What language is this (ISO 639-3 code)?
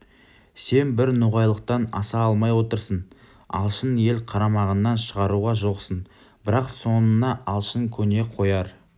kaz